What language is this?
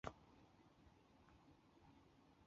Chinese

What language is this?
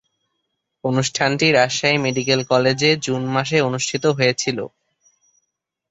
Bangla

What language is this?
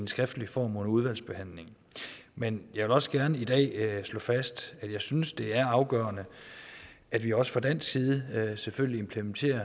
Danish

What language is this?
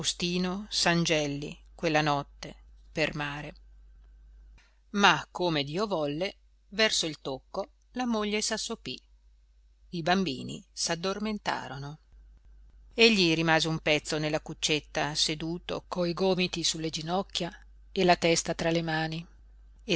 Italian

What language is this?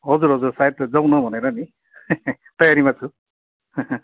Nepali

